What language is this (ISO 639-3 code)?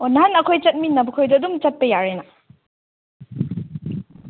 mni